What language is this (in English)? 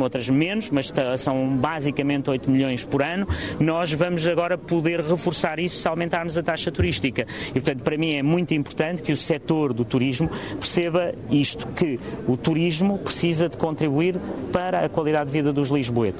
Portuguese